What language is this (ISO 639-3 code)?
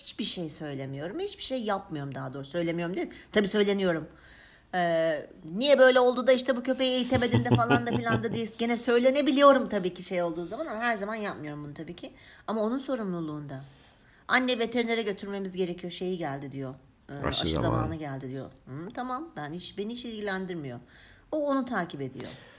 tur